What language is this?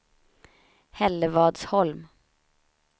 Swedish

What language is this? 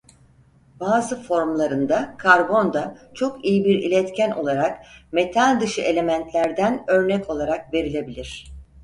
Turkish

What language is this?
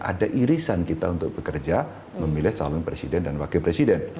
Indonesian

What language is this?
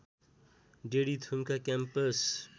Nepali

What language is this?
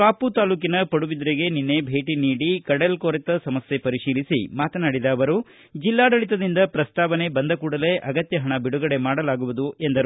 Kannada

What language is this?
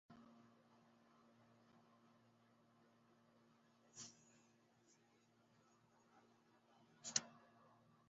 Ganda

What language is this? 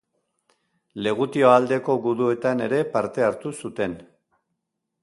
Basque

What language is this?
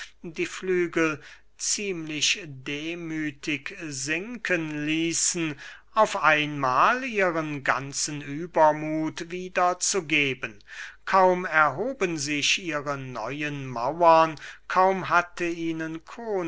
German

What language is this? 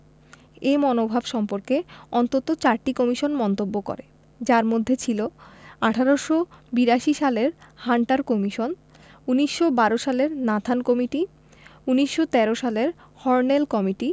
Bangla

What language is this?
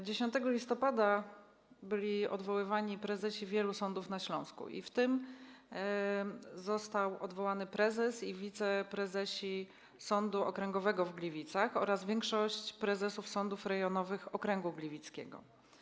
Polish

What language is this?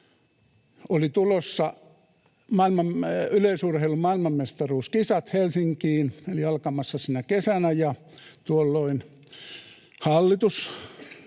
Finnish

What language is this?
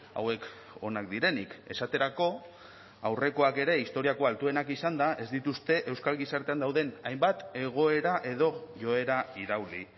Basque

